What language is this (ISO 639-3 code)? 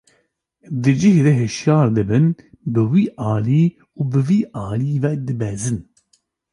kur